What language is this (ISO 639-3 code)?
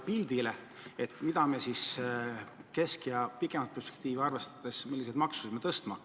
est